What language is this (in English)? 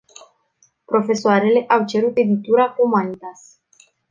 Romanian